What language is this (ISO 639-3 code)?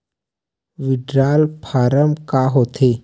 hne